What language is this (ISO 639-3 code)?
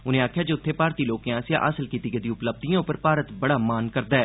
doi